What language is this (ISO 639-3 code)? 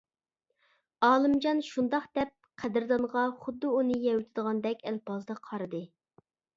uig